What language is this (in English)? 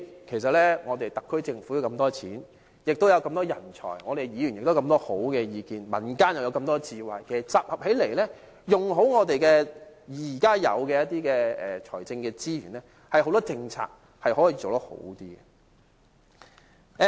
Cantonese